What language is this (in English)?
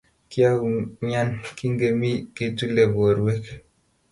Kalenjin